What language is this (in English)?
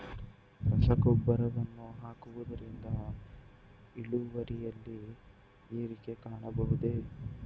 Kannada